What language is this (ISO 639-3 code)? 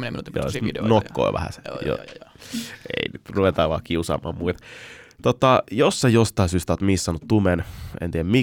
fin